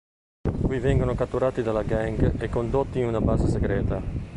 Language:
Italian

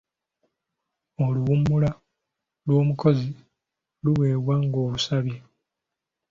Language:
Ganda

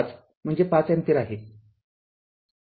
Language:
Marathi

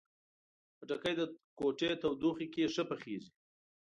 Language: Pashto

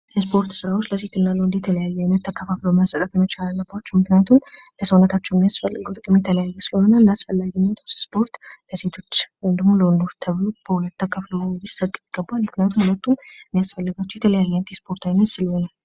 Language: Amharic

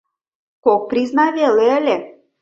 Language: Mari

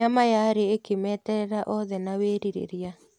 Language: Kikuyu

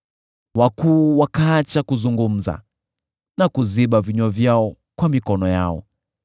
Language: Swahili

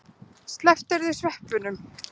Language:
Icelandic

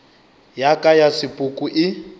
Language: Northern Sotho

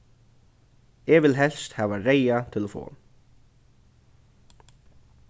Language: Faroese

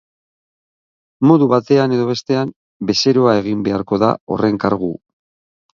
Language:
Basque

